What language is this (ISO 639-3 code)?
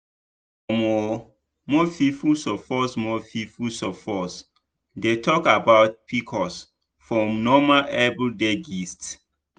pcm